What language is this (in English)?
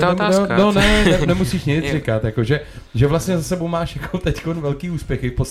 Czech